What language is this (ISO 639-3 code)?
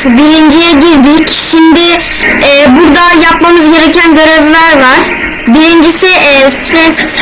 tur